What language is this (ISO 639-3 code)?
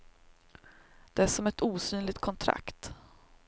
swe